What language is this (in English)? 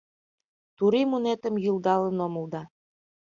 Mari